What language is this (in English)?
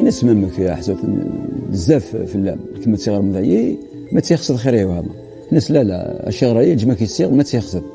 Arabic